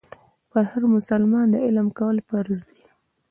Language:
Pashto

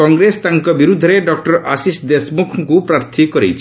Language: Odia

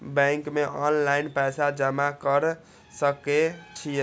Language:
Maithili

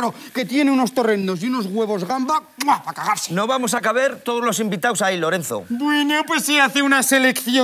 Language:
Spanish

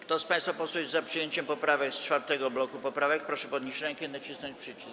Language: Polish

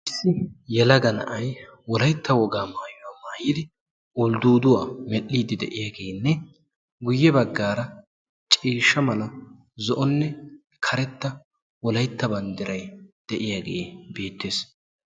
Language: Wolaytta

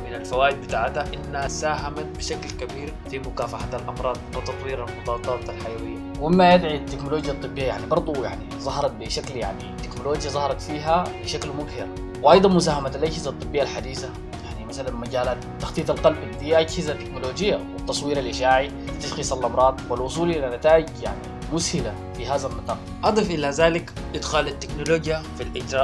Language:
Arabic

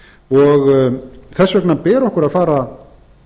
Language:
Icelandic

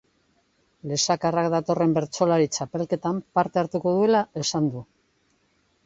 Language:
Basque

